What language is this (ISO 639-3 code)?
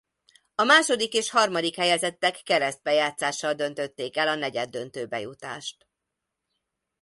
hun